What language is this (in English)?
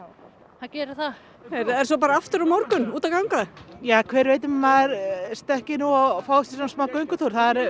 Icelandic